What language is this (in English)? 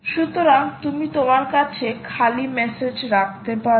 Bangla